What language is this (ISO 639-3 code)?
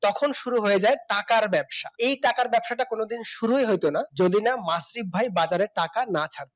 ben